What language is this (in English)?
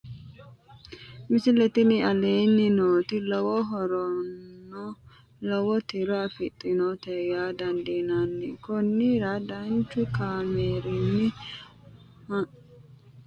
Sidamo